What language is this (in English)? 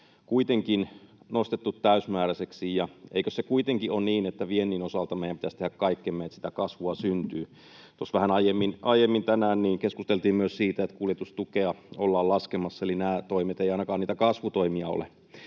Finnish